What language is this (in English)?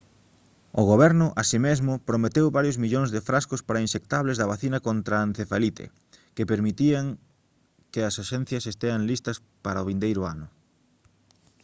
Galician